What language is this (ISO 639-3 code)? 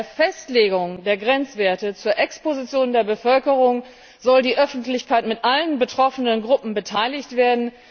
deu